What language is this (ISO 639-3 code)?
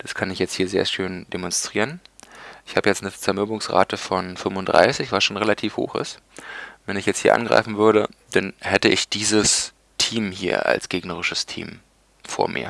deu